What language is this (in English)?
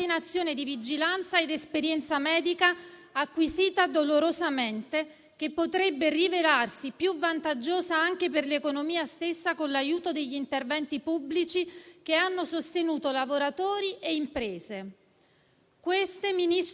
Italian